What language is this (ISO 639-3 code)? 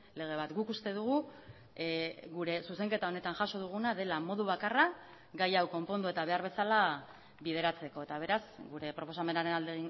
eus